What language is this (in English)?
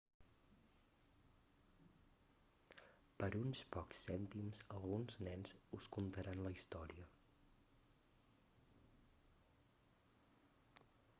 Catalan